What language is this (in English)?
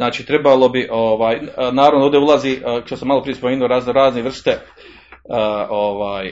Croatian